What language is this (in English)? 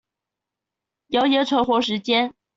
Chinese